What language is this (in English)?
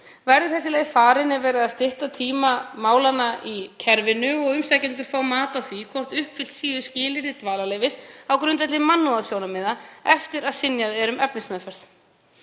Icelandic